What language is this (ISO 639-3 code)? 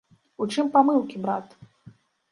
bel